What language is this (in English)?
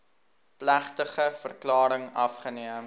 Afrikaans